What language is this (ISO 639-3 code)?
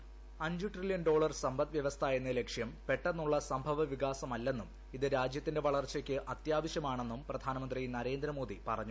mal